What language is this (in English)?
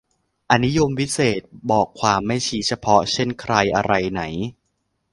Thai